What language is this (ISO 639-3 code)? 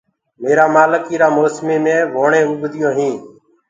ggg